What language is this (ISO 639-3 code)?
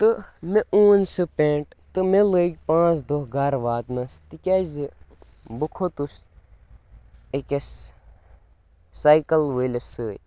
kas